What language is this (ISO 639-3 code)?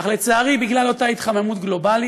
heb